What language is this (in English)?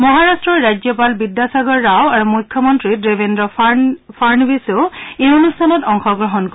Assamese